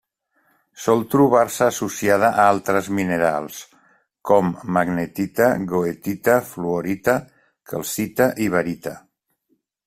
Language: Catalan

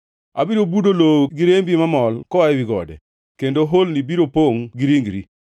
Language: Luo (Kenya and Tanzania)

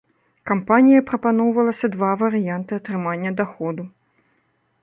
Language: Belarusian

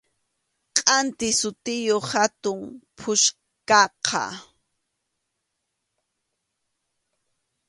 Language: Arequipa-La Unión Quechua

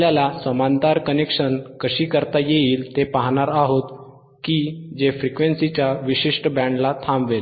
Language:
Marathi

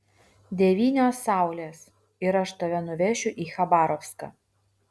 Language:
Lithuanian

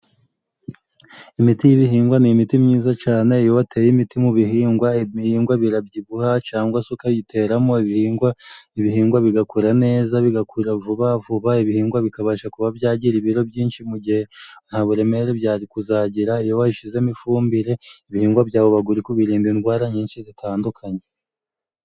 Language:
Kinyarwanda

